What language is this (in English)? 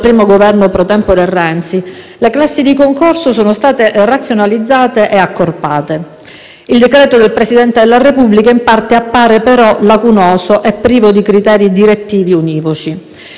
Italian